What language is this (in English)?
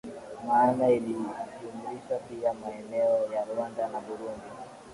Swahili